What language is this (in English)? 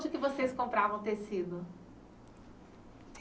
Portuguese